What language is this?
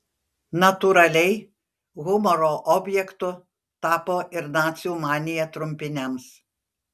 Lithuanian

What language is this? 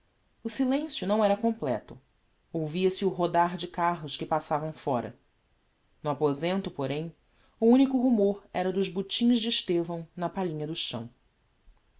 Portuguese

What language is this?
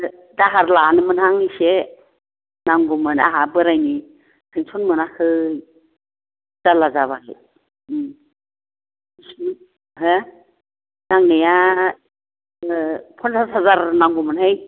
Bodo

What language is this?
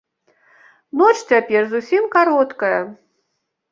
Belarusian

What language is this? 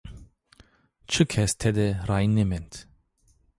Zaza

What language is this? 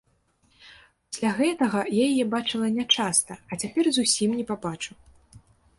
Belarusian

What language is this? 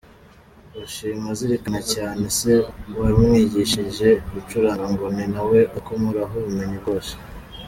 Kinyarwanda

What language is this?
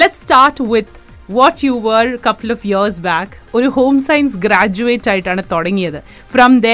Malayalam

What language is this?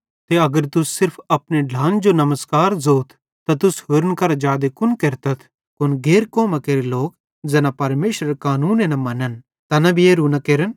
Bhadrawahi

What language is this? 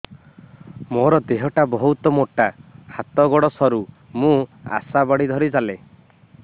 Odia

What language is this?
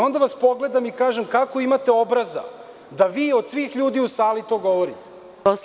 Serbian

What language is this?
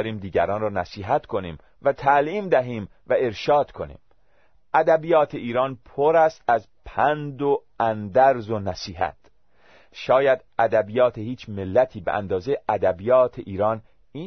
Persian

